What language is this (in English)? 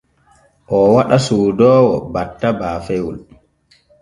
Borgu Fulfulde